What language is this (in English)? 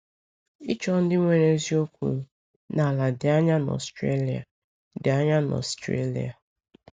Igbo